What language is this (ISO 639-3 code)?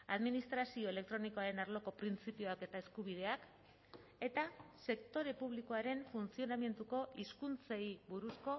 eus